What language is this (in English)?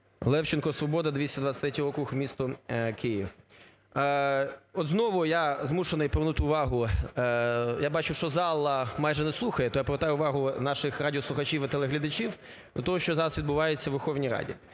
Ukrainian